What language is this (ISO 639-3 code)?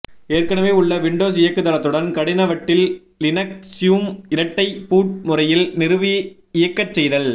tam